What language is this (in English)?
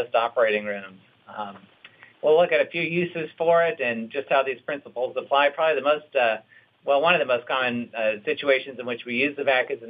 English